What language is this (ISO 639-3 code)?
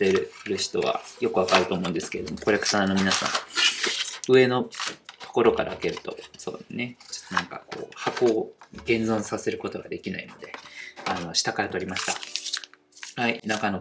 jpn